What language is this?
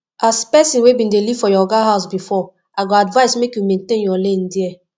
Nigerian Pidgin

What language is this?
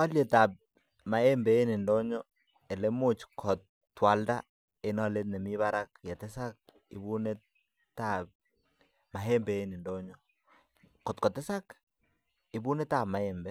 Kalenjin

